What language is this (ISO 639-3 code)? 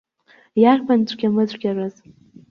abk